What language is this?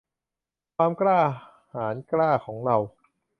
Thai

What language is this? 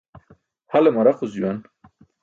Burushaski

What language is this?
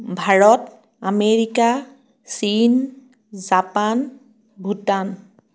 Assamese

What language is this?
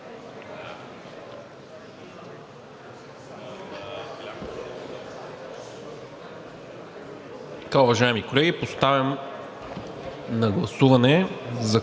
Bulgarian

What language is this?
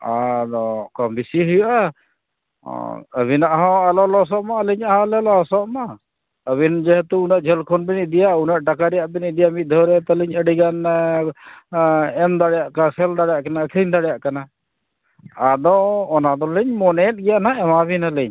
Santali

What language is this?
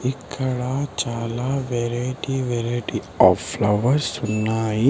Telugu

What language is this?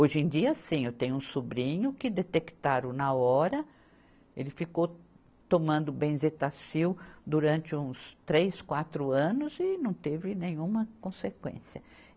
Portuguese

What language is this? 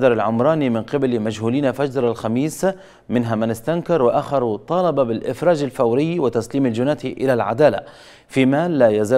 Arabic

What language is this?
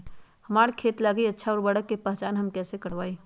Magahi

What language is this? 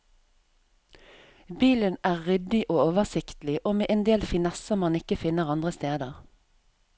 Norwegian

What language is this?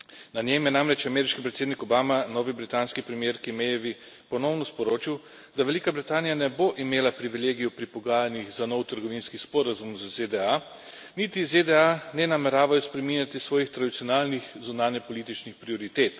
Slovenian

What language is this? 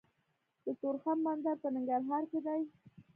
Pashto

